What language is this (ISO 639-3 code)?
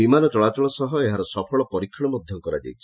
ori